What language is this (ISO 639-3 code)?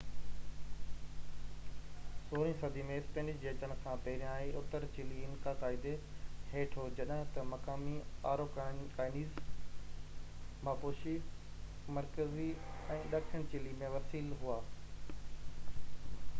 snd